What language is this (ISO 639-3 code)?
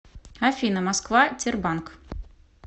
rus